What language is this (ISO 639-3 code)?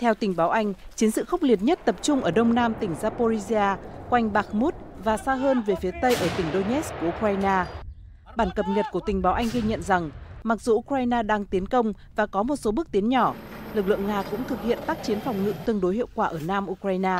vie